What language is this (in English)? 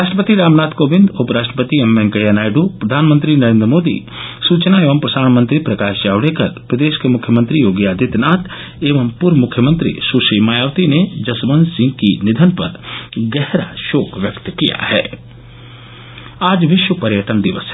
Hindi